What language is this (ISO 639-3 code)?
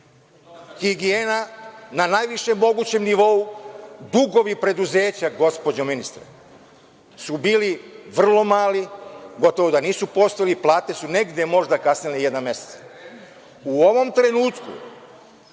srp